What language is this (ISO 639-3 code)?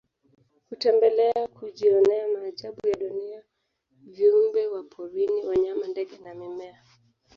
swa